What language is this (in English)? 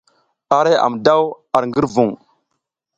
South Giziga